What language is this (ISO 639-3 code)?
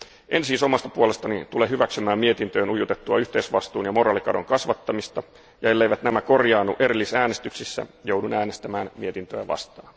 fin